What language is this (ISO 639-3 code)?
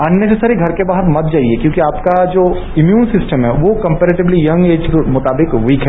hin